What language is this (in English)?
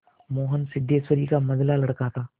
Hindi